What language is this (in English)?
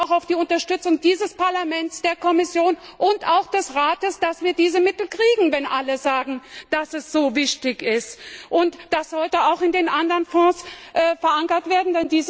German